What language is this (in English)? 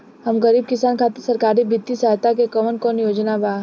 Bhojpuri